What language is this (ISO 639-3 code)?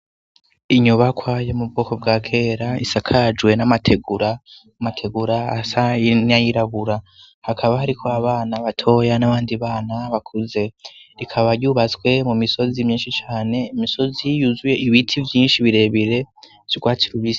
run